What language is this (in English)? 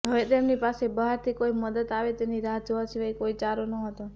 Gujarati